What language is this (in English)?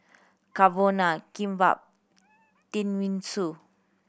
English